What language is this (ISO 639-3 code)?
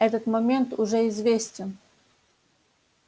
rus